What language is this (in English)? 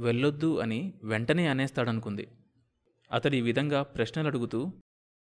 Telugu